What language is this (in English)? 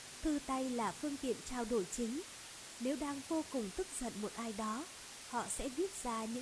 Vietnamese